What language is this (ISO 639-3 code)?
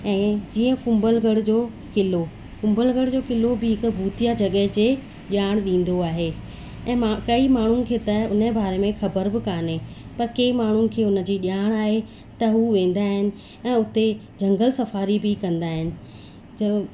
snd